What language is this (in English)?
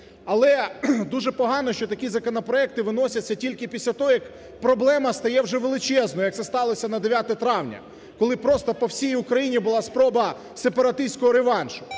Ukrainian